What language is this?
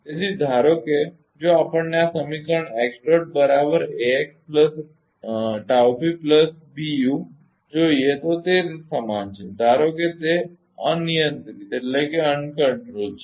Gujarati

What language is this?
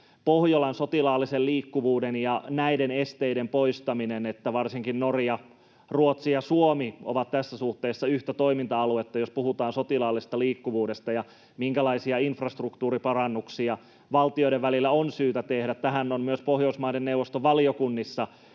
Finnish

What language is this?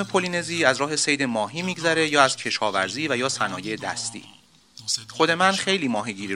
Persian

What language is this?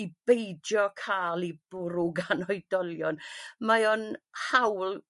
Welsh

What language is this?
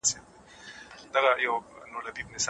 Pashto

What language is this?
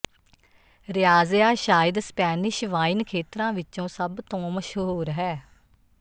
Punjabi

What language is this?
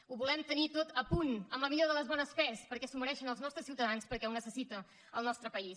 Catalan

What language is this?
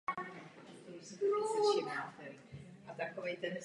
Czech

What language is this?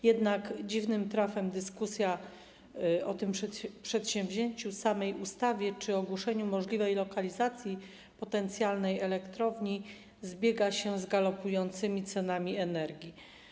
Polish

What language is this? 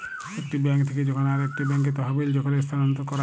Bangla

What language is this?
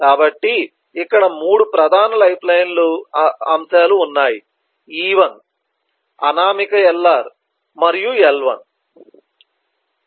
Telugu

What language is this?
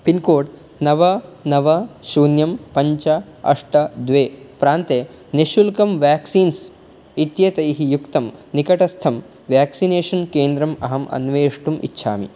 Sanskrit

